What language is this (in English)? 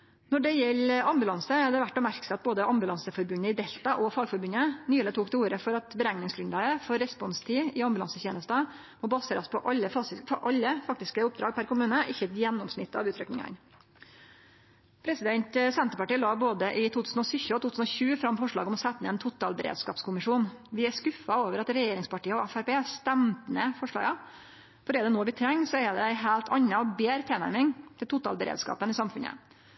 Norwegian Nynorsk